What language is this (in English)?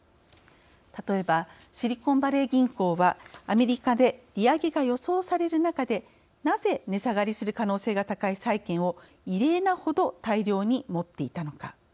Japanese